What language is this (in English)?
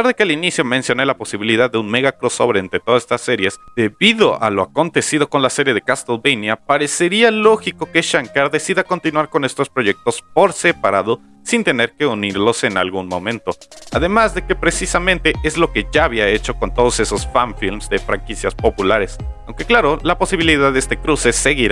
Spanish